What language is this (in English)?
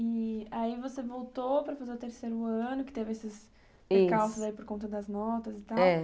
Portuguese